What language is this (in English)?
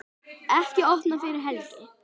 Icelandic